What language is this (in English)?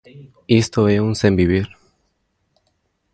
Galician